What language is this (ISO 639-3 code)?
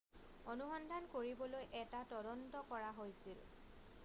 asm